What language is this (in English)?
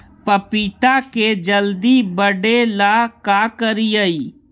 Magahi